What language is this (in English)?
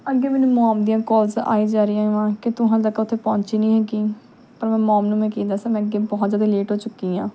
Punjabi